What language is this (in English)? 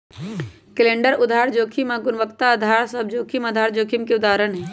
Magahi